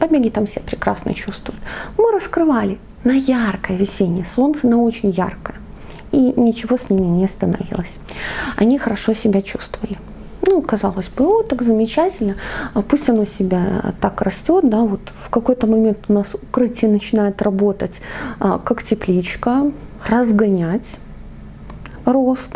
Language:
Russian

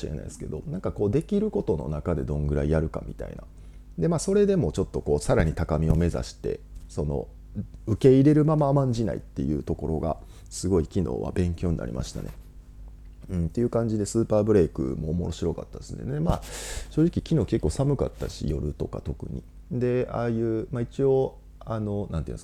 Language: Japanese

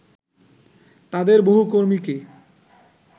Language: Bangla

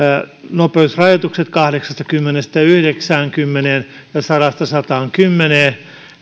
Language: Finnish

